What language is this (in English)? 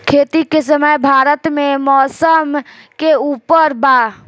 Bhojpuri